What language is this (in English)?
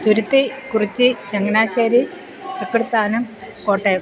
Malayalam